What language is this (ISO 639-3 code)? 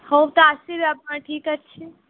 ori